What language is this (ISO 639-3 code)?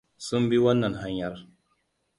hau